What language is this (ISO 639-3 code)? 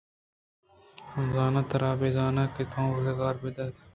bgp